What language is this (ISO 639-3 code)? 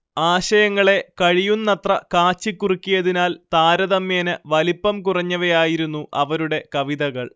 mal